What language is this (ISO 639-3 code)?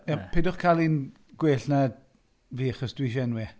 cym